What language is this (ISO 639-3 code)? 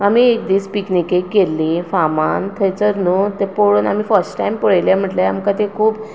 kok